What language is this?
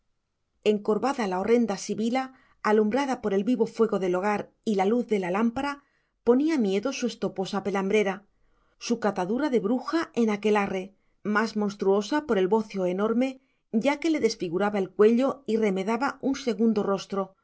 Spanish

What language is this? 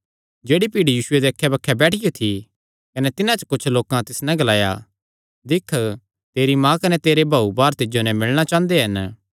Kangri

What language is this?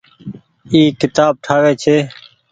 Goaria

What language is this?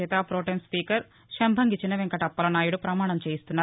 Telugu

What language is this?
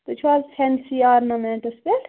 Kashmiri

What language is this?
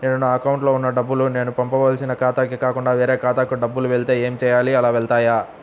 Telugu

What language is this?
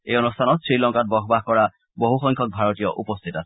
Assamese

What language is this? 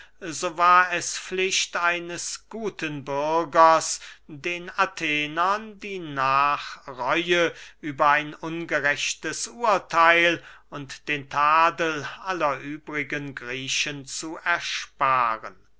German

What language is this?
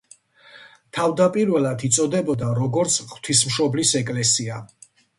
Georgian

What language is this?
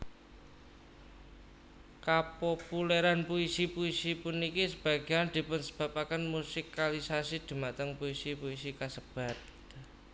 Javanese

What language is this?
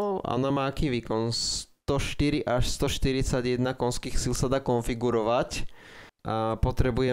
Slovak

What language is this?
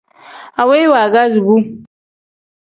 Tem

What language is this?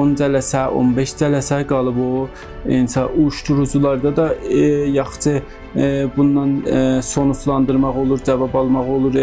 Turkish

